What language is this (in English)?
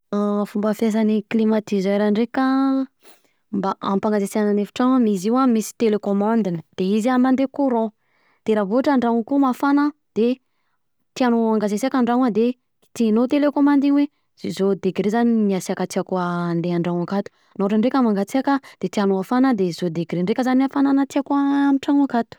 Southern Betsimisaraka Malagasy